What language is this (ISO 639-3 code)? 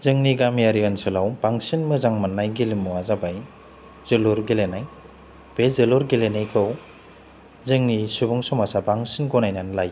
brx